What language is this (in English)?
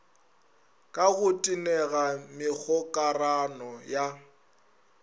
Northern Sotho